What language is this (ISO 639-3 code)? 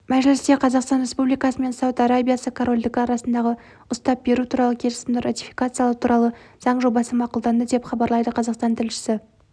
kaz